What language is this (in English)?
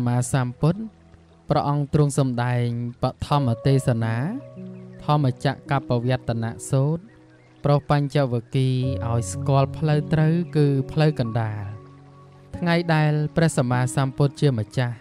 Thai